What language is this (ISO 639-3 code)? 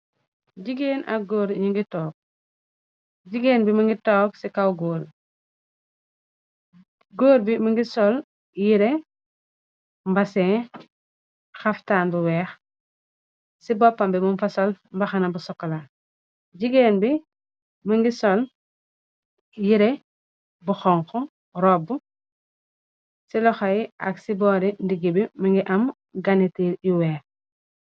wol